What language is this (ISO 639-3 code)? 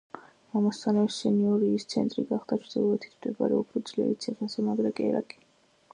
kat